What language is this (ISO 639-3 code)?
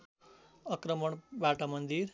nep